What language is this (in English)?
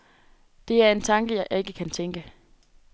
Danish